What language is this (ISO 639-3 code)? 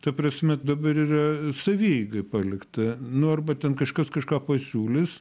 lit